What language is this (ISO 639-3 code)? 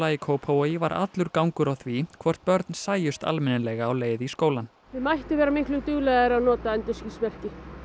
isl